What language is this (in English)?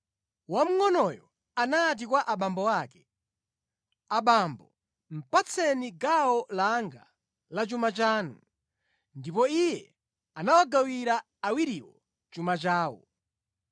Nyanja